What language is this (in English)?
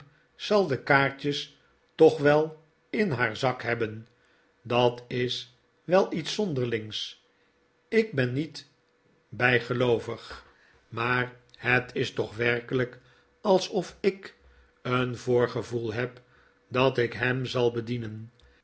Dutch